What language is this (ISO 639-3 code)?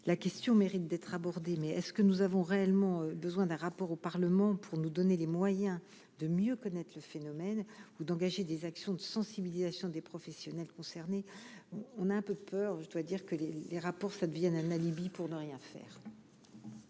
fra